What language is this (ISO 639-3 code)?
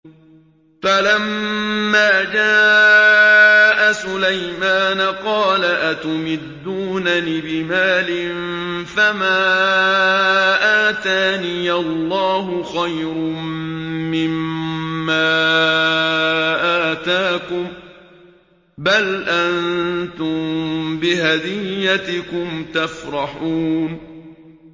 ara